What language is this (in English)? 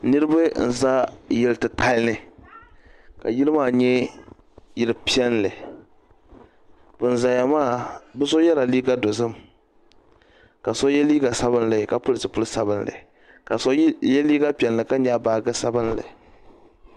Dagbani